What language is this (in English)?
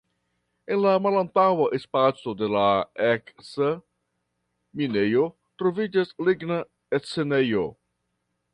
Esperanto